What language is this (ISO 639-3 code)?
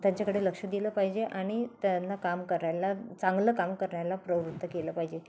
mar